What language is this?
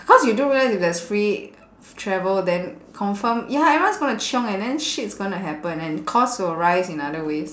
English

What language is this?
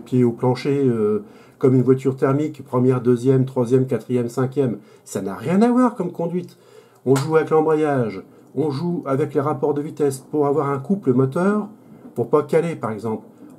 French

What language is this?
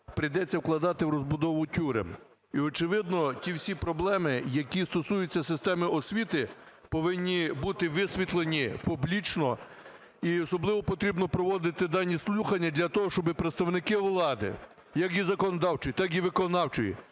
Ukrainian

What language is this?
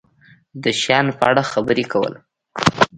Pashto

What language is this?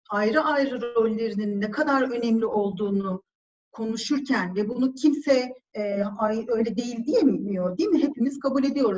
Turkish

